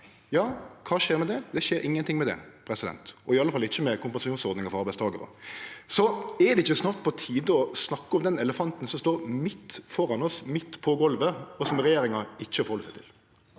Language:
Norwegian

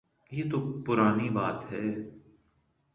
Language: Urdu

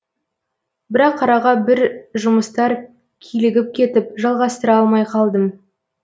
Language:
Kazakh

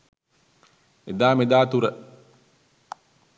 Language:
Sinhala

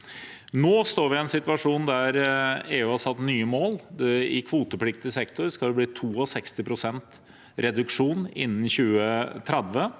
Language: Norwegian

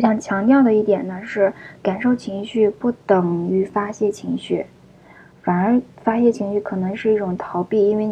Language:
Chinese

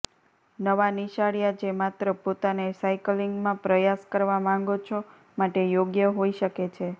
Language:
Gujarati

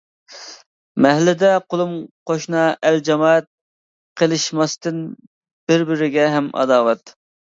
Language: Uyghur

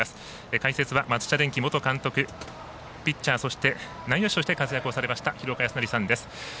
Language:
Japanese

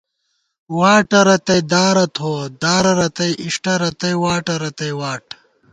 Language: Gawar-Bati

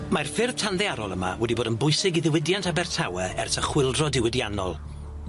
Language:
Welsh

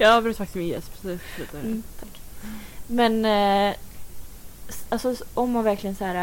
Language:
Swedish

